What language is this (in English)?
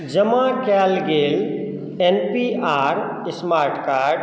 Maithili